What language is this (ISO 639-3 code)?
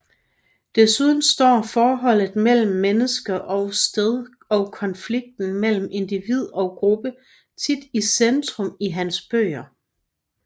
dan